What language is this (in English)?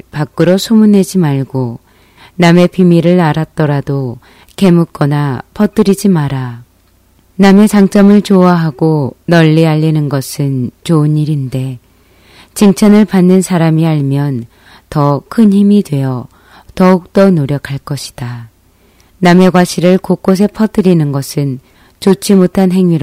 Korean